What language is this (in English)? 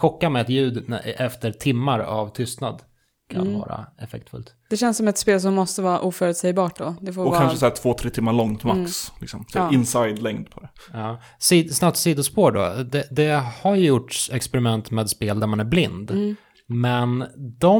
Swedish